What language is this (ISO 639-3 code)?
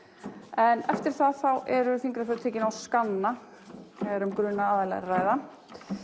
isl